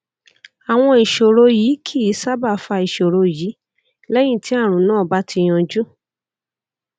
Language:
Yoruba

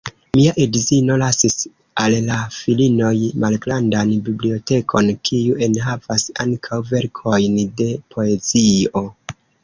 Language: Esperanto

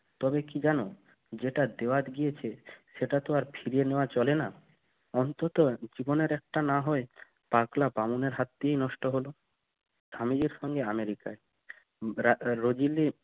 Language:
Bangla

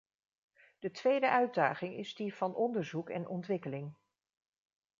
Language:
Dutch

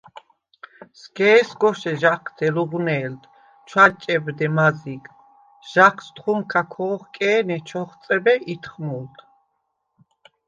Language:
Svan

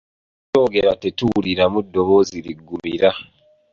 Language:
Ganda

